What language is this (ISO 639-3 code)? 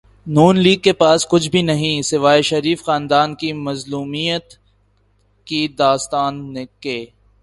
urd